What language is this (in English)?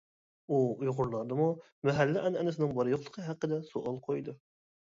Uyghur